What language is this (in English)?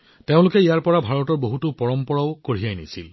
Assamese